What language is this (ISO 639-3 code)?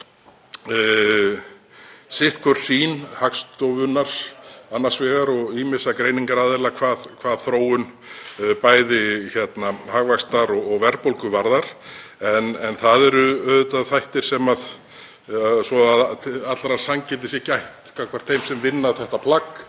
isl